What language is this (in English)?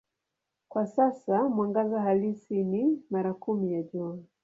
Swahili